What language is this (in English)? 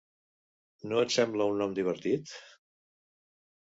Catalan